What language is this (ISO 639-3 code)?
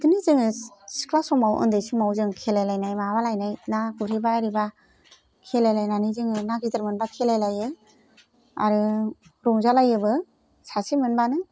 brx